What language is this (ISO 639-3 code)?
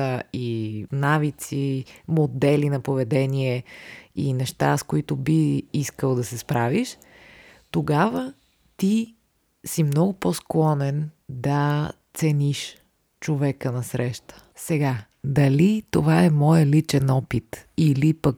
bul